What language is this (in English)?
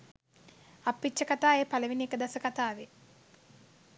Sinhala